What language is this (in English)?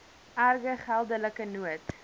Afrikaans